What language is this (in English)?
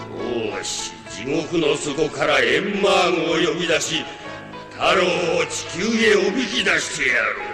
Japanese